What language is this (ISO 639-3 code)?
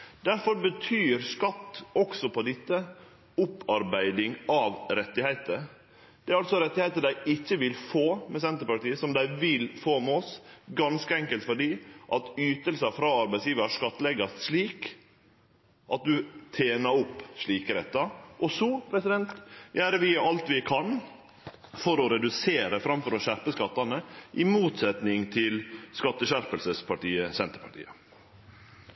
nno